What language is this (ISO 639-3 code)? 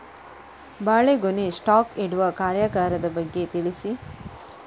kan